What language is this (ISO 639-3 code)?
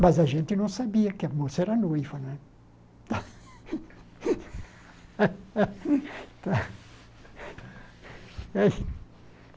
por